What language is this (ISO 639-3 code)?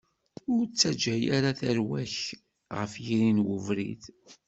kab